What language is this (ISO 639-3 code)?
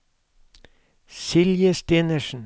nor